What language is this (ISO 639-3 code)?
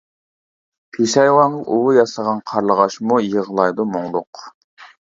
uig